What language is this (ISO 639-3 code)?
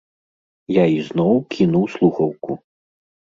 bel